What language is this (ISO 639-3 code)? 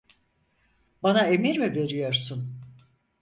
tur